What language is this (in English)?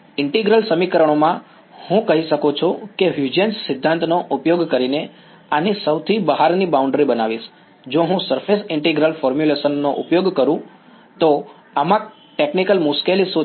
Gujarati